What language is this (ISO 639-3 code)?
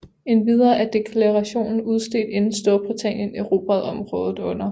dan